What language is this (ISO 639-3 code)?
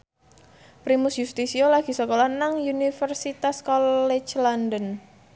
jav